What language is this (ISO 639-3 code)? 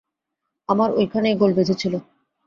ben